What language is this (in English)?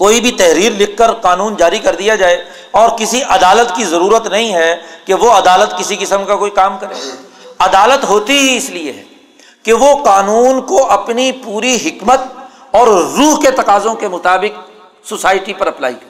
Urdu